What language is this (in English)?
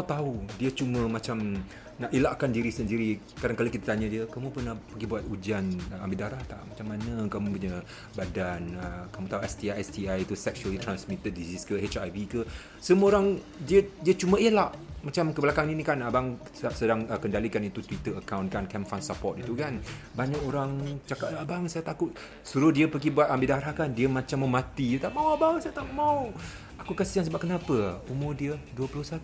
Malay